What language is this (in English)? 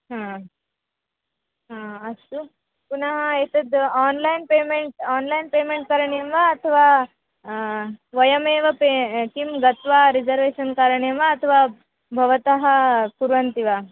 Sanskrit